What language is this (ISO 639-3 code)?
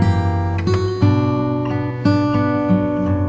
ind